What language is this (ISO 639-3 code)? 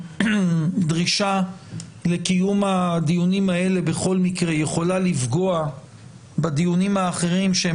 heb